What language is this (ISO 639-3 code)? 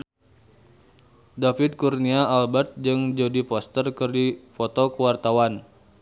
sun